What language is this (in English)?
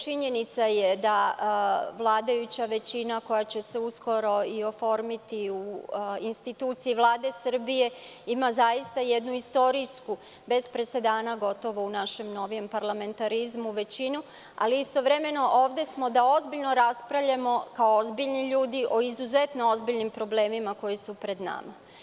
Serbian